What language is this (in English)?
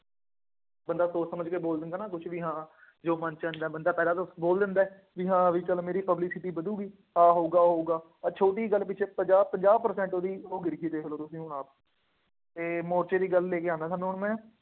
Punjabi